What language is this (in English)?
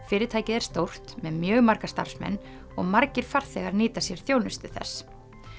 Icelandic